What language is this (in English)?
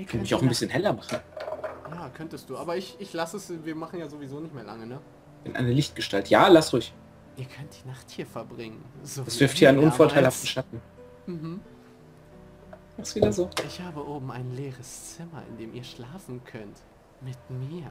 German